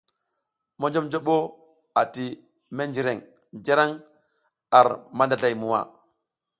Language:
South Giziga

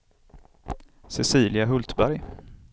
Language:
Swedish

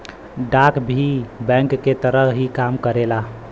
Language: Bhojpuri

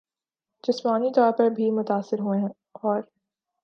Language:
Urdu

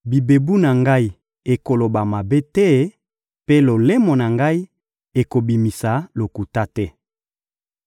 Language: Lingala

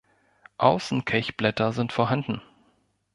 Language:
German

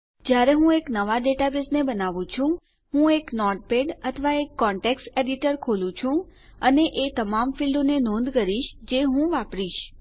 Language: Gujarati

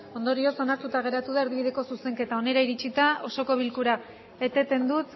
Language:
Basque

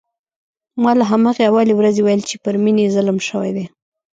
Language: Pashto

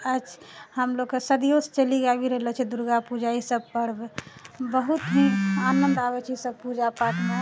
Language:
Maithili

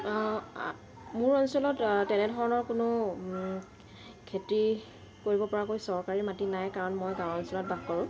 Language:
Assamese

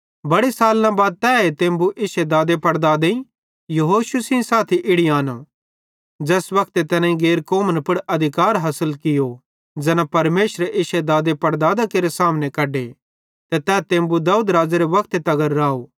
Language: Bhadrawahi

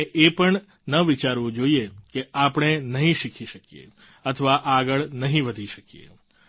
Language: Gujarati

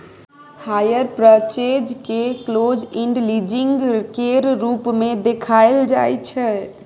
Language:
Maithili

